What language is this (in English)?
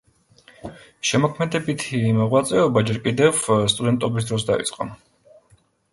Georgian